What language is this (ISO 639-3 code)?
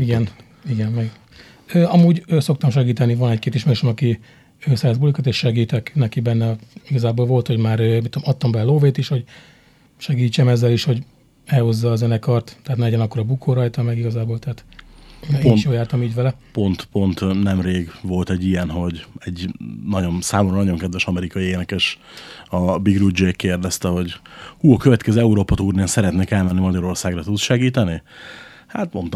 hun